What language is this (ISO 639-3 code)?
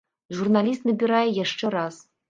bel